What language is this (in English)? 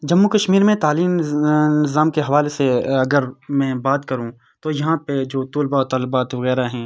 Urdu